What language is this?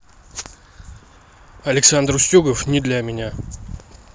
Russian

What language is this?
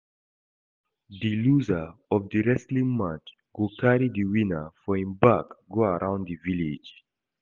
Nigerian Pidgin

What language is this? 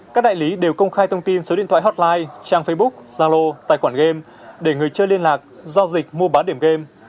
Vietnamese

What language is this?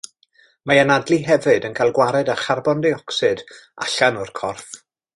Welsh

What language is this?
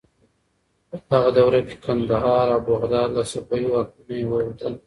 Pashto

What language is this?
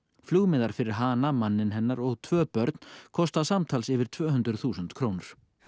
Icelandic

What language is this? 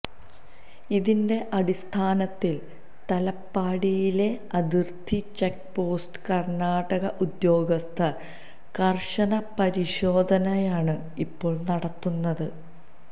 Malayalam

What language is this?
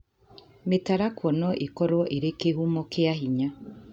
Kikuyu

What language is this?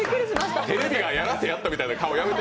Japanese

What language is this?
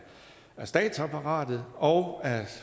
Danish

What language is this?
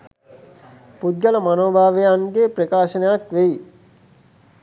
Sinhala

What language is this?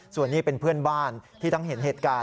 Thai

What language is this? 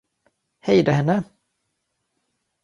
Swedish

